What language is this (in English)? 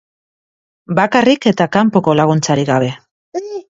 Basque